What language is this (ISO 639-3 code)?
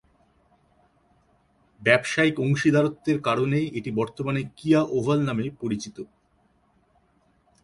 ben